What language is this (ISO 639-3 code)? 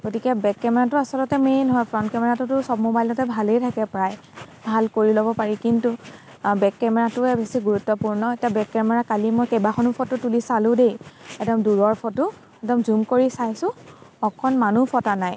asm